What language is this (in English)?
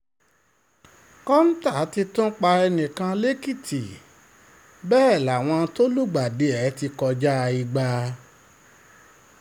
Yoruba